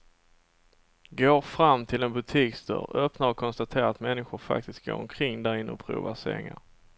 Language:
Swedish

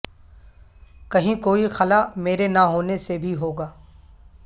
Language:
Urdu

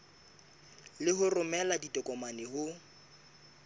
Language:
Southern Sotho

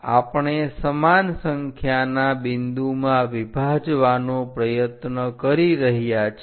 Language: Gujarati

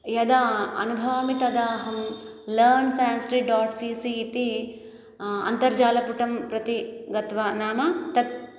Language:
Sanskrit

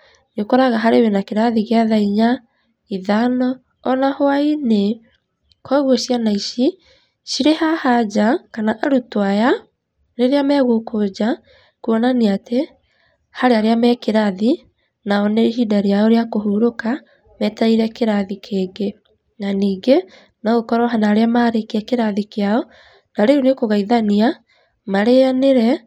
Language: Kikuyu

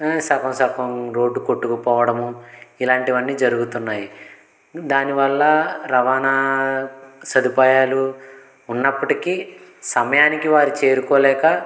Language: Telugu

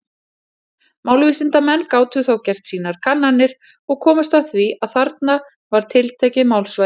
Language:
Icelandic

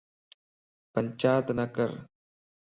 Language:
Lasi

